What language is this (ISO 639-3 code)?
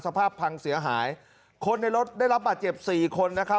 tha